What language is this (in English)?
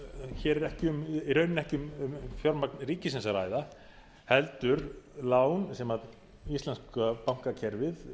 Icelandic